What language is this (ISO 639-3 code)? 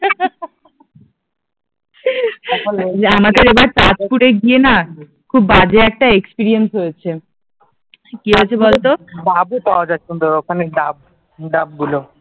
ben